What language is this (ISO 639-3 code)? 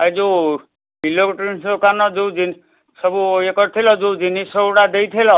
ori